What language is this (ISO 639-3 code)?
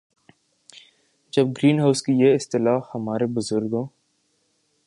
urd